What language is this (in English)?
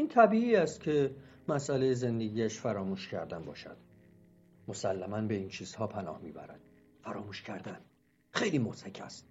Persian